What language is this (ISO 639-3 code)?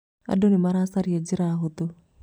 kik